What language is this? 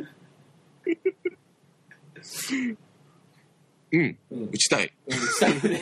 Japanese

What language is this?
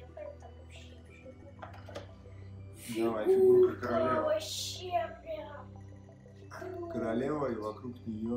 Russian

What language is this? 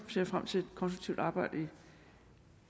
Danish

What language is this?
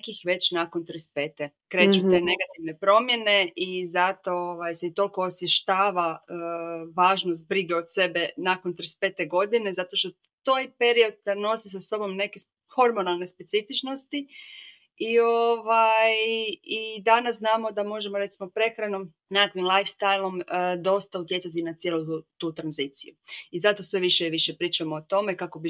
Croatian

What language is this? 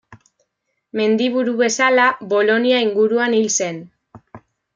Basque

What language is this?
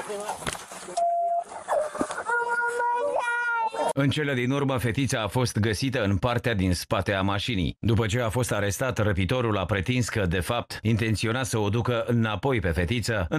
Romanian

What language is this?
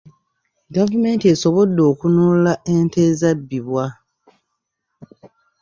Ganda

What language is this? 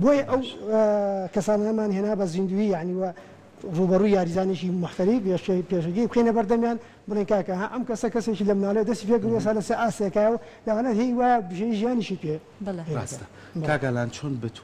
Arabic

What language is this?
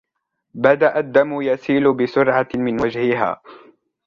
Arabic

